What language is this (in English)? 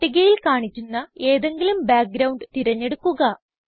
Malayalam